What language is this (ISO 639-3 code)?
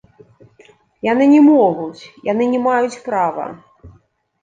bel